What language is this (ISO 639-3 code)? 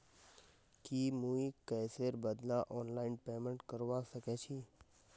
mag